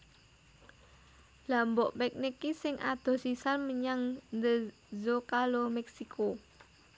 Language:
Javanese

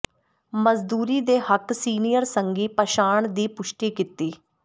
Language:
Punjabi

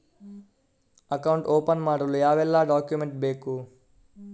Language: Kannada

